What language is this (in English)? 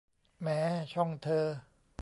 Thai